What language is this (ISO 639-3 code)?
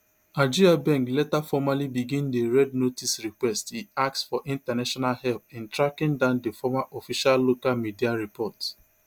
pcm